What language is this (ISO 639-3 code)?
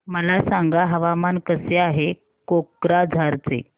mar